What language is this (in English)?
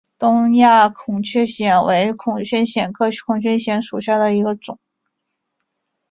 Chinese